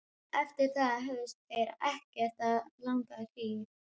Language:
Icelandic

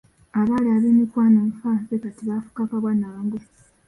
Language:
Ganda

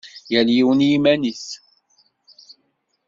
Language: Kabyle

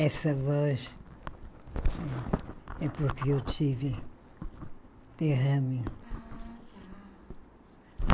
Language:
Portuguese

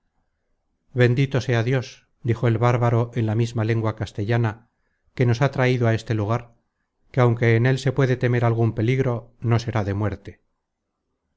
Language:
Spanish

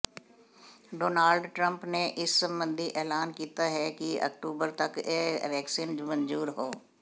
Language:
Punjabi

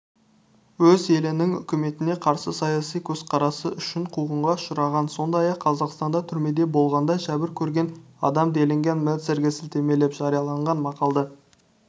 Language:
Kazakh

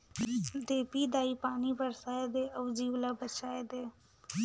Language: Chhattisgarhi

